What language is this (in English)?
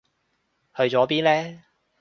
Cantonese